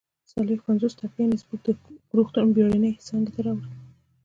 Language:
Pashto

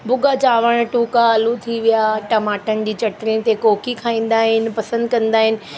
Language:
Sindhi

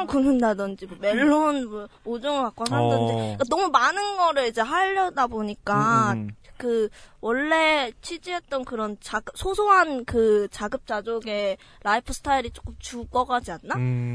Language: Korean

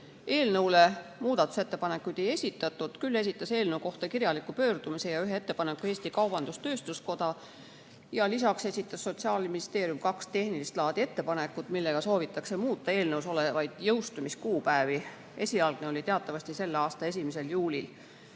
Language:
Estonian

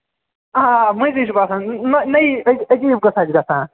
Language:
Kashmiri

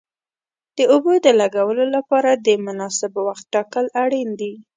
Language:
Pashto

